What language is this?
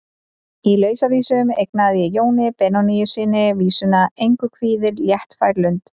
Icelandic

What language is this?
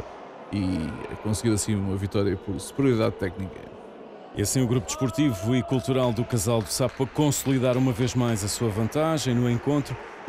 Portuguese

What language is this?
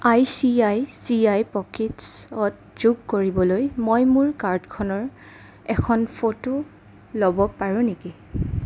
Assamese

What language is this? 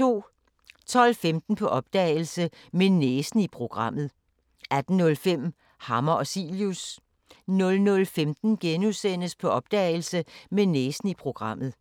Danish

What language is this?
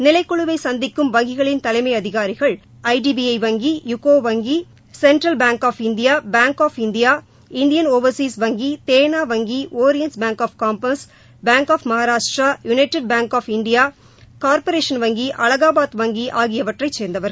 Tamil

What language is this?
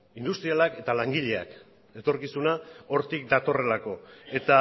Basque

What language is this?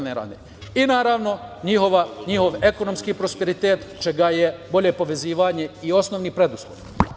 Serbian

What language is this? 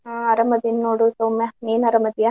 Kannada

